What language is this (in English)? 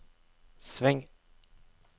Norwegian